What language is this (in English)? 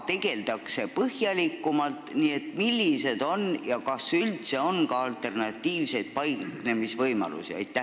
Estonian